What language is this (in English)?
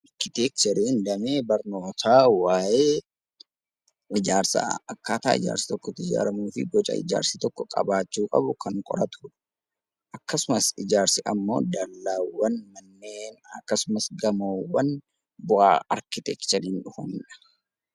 Oromo